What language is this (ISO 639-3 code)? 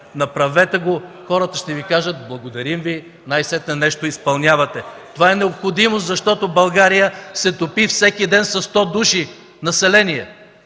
bul